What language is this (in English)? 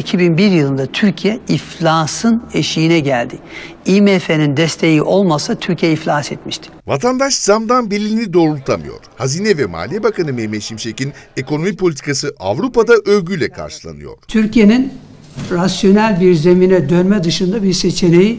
Turkish